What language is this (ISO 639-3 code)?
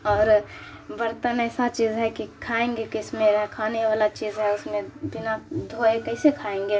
urd